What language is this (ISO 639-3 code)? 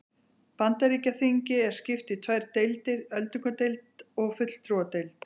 isl